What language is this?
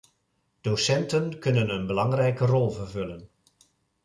Dutch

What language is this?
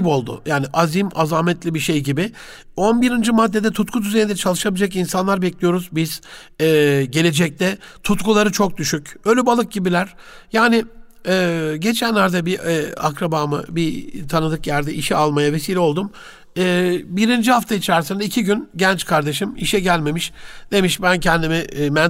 Turkish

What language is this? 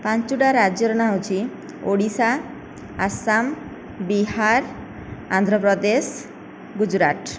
Odia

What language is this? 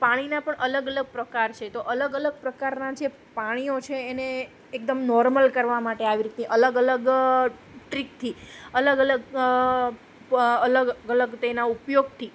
Gujarati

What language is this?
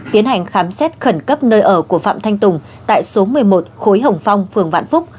Vietnamese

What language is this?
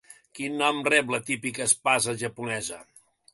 Catalan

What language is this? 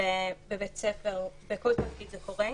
Hebrew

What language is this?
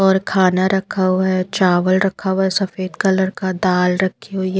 Hindi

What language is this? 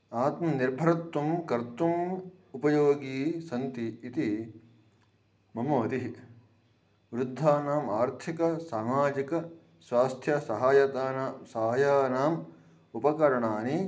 Sanskrit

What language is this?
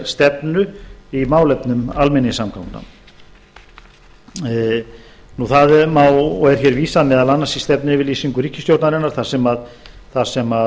Icelandic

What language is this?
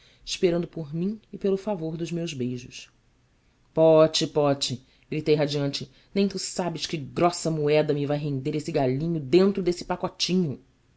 Portuguese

